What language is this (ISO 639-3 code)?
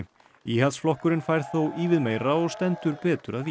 isl